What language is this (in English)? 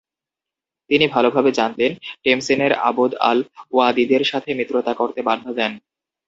Bangla